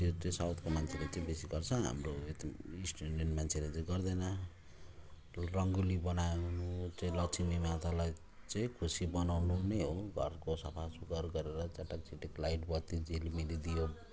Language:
Nepali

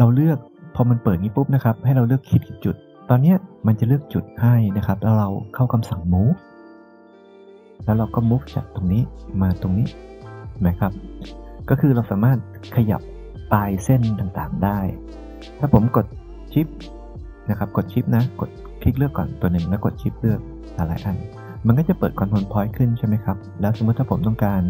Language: Thai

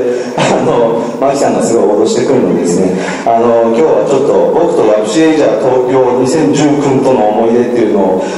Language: Japanese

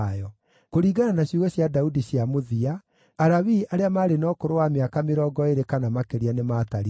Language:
Kikuyu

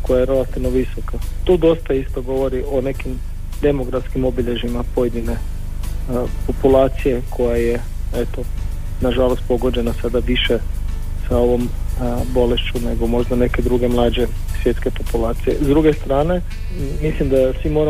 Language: Croatian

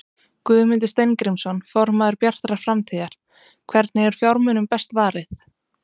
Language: Icelandic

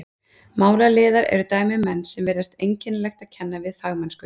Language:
Icelandic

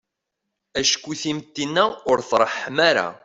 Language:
Kabyle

